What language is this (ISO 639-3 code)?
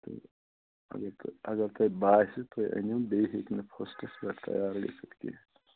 kas